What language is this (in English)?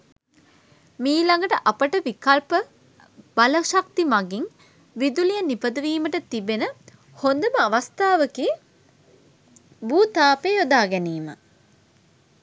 Sinhala